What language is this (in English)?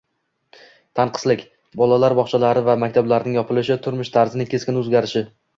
Uzbek